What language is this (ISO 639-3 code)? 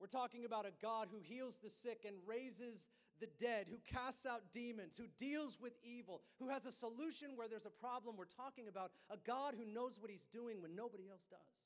eng